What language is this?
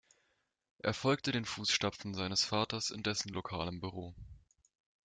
German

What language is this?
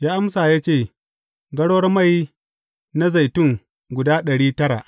Hausa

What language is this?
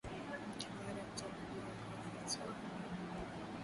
Swahili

